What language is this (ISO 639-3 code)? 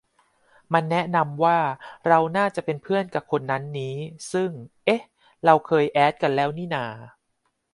tha